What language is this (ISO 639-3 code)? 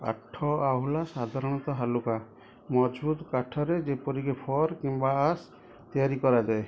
ori